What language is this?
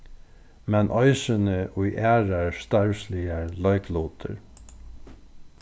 Faroese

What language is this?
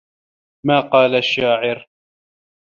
Arabic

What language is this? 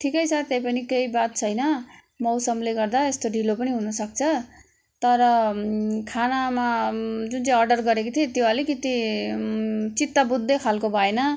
Nepali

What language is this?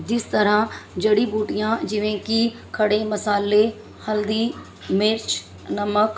Punjabi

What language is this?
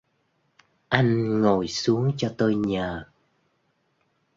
Vietnamese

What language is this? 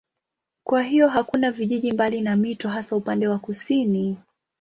Swahili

